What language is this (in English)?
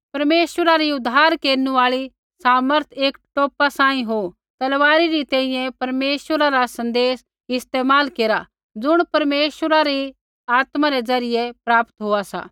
Kullu Pahari